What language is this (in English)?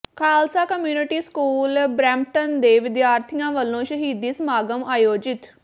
Punjabi